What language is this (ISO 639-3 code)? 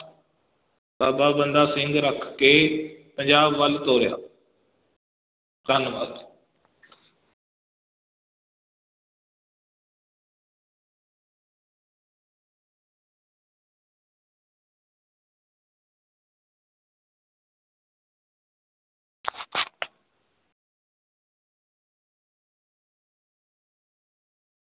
pan